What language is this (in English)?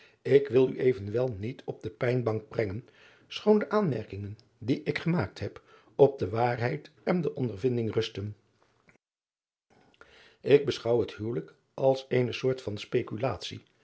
Dutch